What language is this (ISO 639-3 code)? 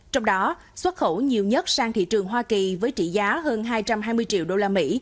vie